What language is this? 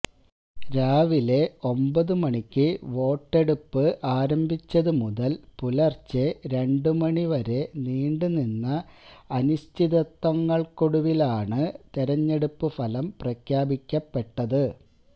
Malayalam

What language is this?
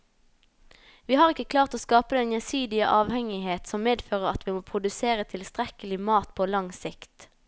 Norwegian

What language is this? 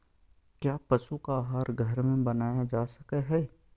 Magahi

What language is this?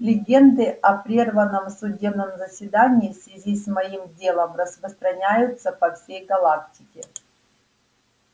Russian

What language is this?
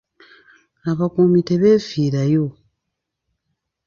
Ganda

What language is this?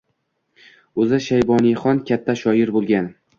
Uzbek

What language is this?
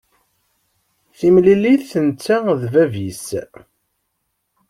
Kabyle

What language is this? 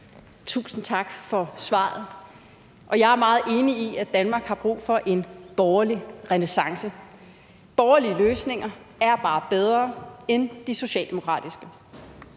Danish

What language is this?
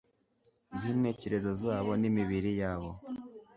Kinyarwanda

